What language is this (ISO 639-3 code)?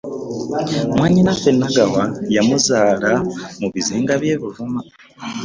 lug